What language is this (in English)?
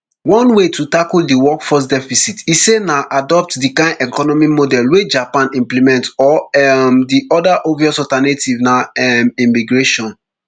Nigerian Pidgin